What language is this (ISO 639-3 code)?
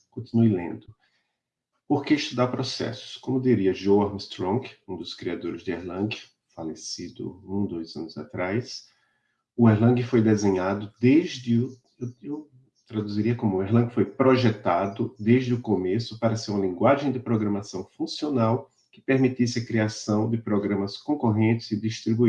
por